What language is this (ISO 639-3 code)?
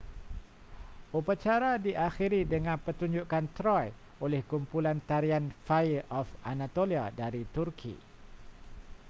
msa